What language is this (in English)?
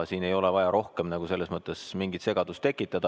Estonian